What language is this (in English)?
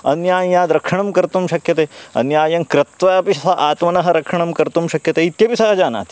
Sanskrit